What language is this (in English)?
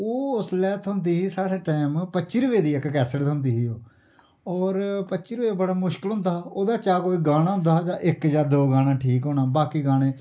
Dogri